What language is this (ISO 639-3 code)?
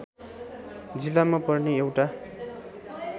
nep